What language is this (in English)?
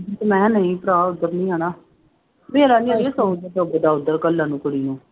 Punjabi